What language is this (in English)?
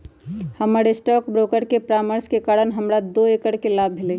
Magahi